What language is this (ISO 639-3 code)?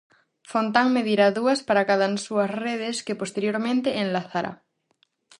glg